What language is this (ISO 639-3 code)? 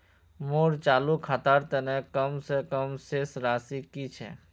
mag